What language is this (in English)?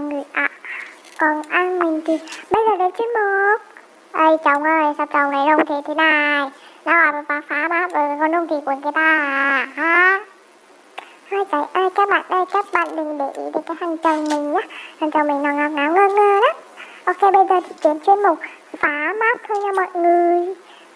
Vietnamese